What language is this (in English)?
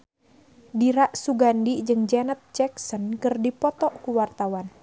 Sundanese